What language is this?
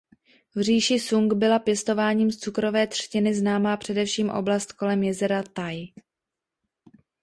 Czech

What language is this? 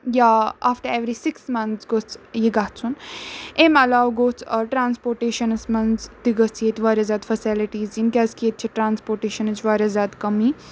Kashmiri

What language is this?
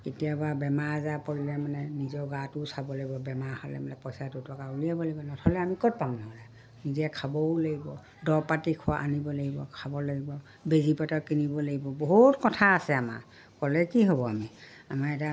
Assamese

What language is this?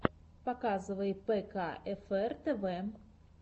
Russian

